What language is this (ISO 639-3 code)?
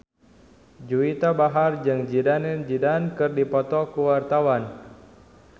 sun